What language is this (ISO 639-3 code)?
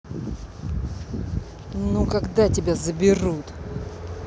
rus